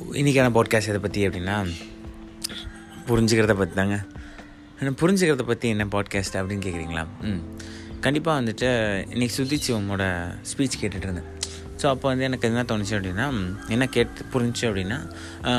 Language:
Tamil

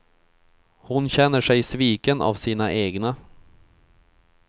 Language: Swedish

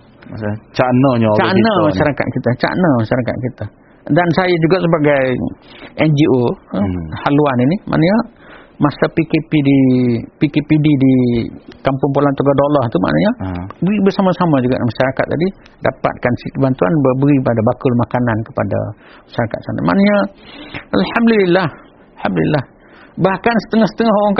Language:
Malay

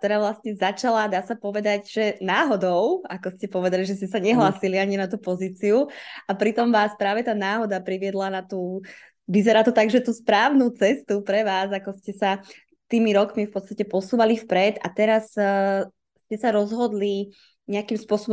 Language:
Slovak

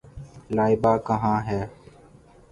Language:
Urdu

